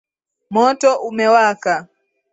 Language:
Swahili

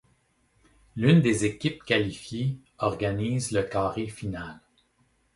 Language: French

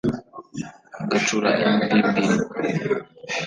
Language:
Kinyarwanda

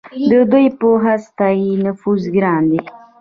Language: Pashto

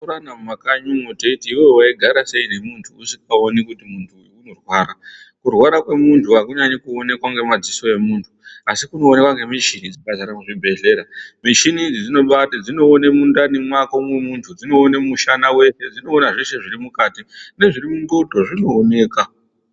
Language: Ndau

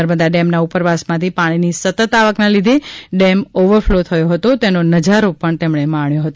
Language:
Gujarati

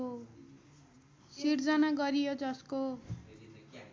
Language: Nepali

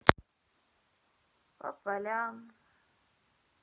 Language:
Russian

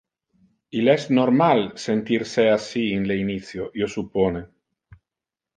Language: Interlingua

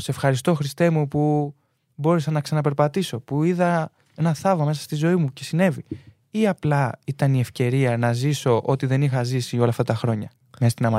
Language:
Greek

